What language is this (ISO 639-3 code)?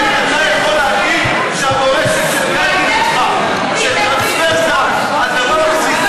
heb